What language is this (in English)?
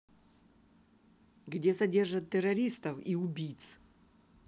Russian